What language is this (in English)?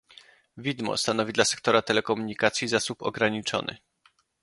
Polish